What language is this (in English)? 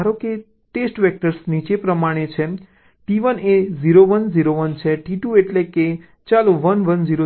Gujarati